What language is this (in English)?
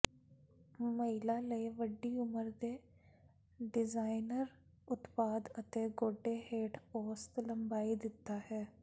Punjabi